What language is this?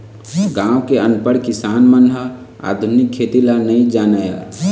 Chhattisgarhi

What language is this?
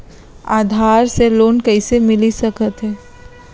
Chhattisgarhi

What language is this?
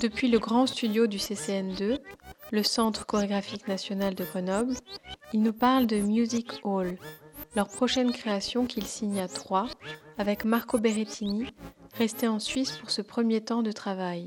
French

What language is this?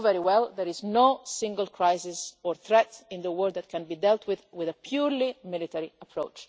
English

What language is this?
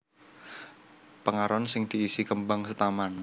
Javanese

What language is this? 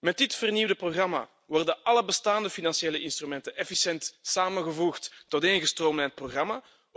Dutch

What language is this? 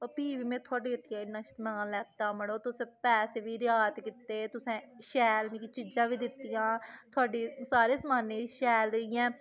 Dogri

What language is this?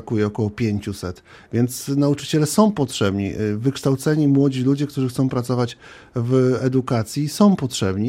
Polish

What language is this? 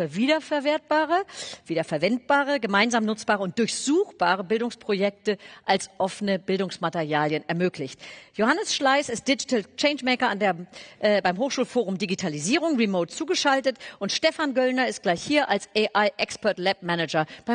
German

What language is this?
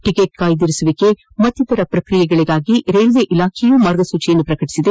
Kannada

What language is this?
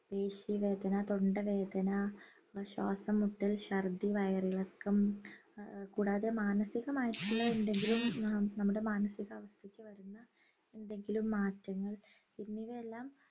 Malayalam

